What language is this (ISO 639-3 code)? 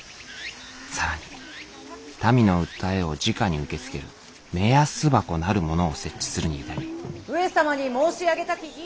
jpn